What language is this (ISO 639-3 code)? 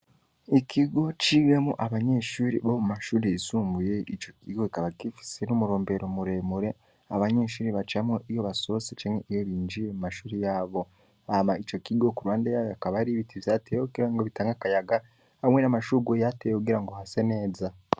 run